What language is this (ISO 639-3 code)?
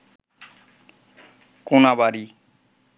ben